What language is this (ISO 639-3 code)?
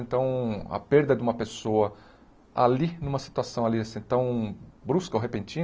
por